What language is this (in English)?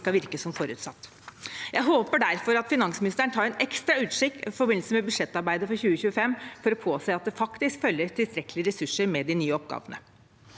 Norwegian